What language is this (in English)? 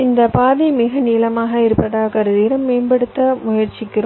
Tamil